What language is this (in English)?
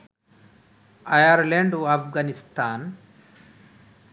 Bangla